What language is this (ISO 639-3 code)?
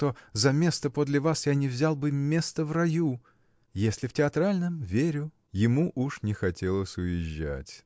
rus